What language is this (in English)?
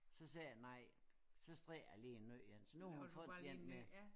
Danish